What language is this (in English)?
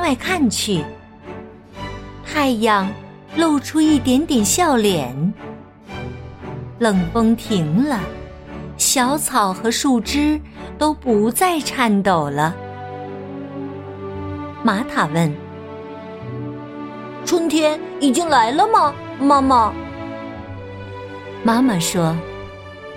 Chinese